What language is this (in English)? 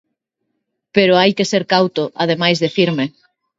Galician